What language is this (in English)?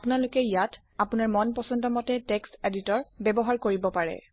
Assamese